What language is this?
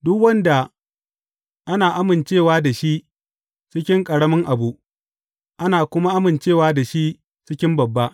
Hausa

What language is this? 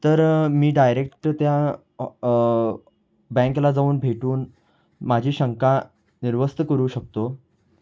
Marathi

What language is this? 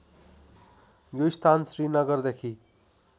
Nepali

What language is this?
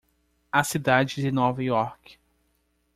Portuguese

